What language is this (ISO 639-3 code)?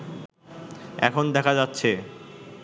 ben